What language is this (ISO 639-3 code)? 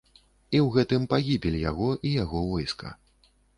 bel